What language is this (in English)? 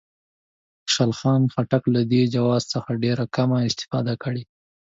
Pashto